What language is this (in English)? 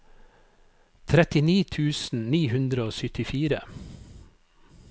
Norwegian